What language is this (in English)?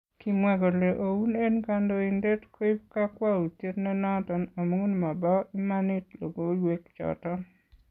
Kalenjin